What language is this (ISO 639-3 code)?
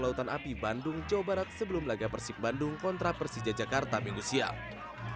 ind